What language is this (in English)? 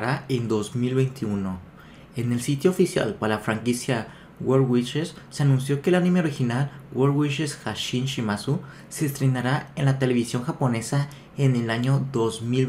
Spanish